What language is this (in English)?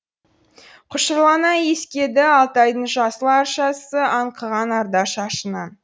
Kazakh